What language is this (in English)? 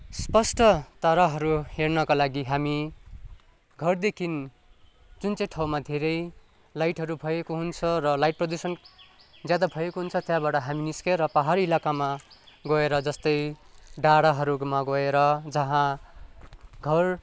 Nepali